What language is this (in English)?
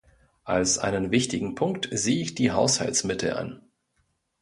German